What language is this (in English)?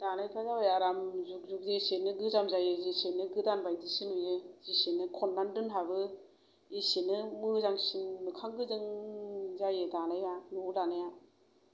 Bodo